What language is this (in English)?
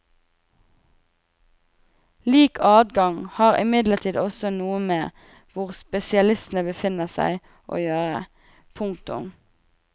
Norwegian